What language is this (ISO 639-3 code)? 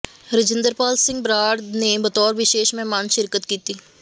pan